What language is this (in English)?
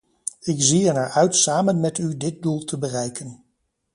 Dutch